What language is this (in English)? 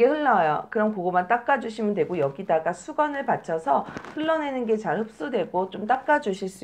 Korean